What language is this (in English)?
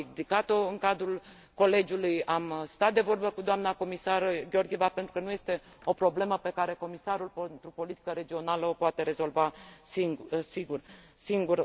Romanian